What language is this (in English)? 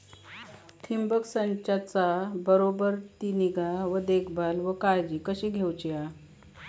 Marathi